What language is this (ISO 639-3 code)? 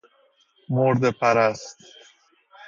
fas